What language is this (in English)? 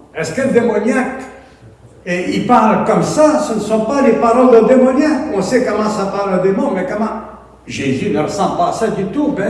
French